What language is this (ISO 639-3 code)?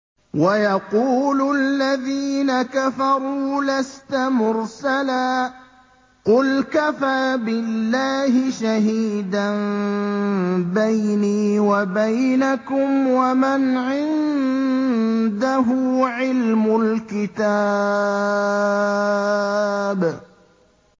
ara